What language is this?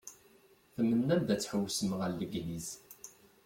Kabyle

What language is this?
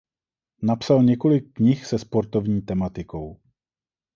Czech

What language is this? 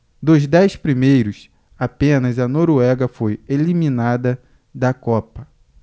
Portuguese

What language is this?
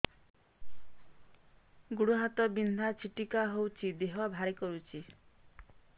Odia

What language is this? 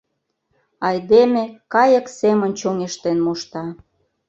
Mari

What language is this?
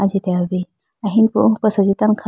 Idu-Mishmi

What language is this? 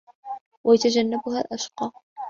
Arabic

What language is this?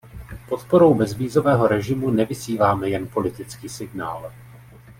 Czech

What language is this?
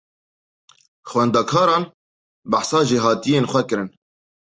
Kurdish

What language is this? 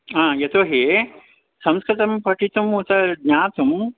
Sanskrit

